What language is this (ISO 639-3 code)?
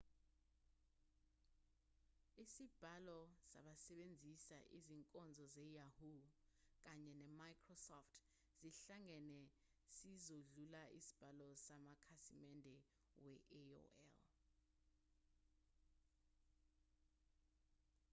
zul